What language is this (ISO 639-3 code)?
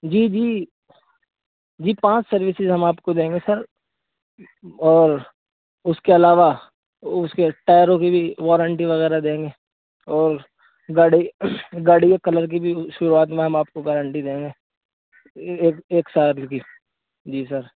urd